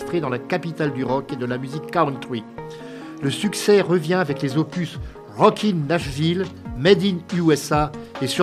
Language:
French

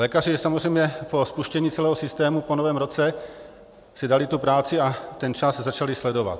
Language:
Czech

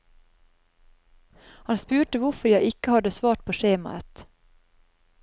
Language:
Norwegian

